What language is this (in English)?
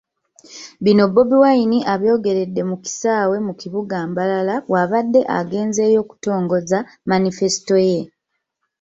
Ganda